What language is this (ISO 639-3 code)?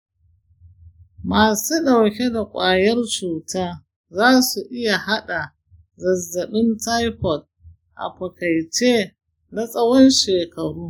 hau